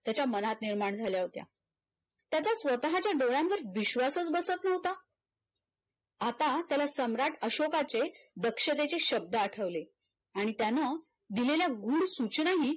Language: Marathi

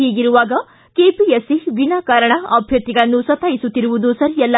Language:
Kannada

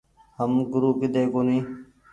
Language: Goaria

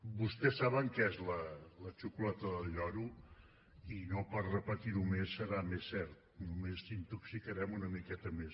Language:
Catalan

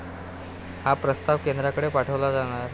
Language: Marathi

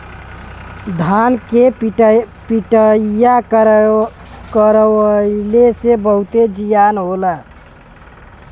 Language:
Bhojpuri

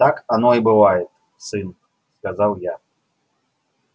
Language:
Russian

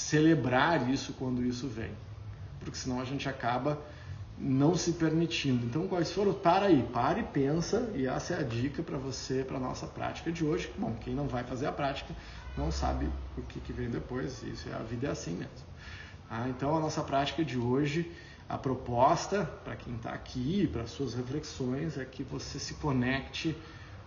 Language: Portuguese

